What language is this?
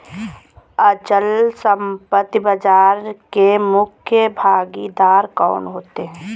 Hindi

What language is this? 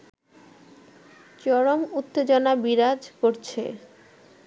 Bangla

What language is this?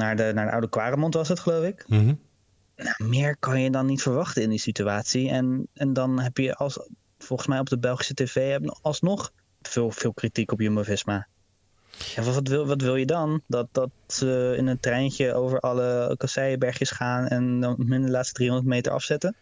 Dutch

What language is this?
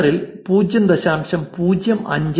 Malayalam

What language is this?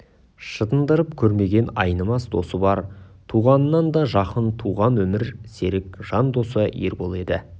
Kazakh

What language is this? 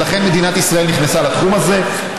Hebrew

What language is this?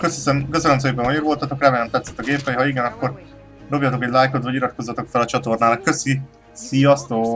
Hungarian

